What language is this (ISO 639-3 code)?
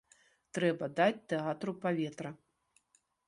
bel